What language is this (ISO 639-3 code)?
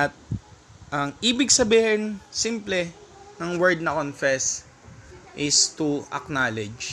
fil